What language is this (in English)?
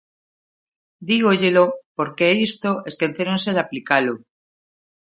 Galician